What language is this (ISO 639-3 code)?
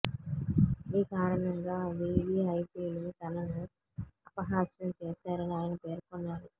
tel